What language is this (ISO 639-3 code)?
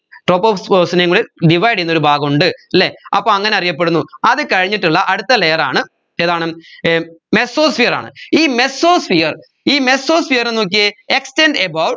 mal